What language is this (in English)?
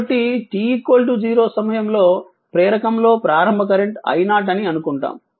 Telugu